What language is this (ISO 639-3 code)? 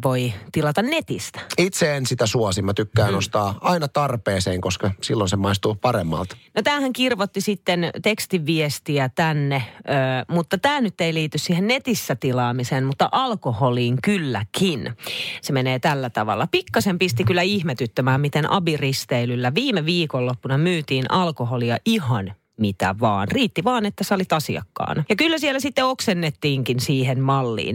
fin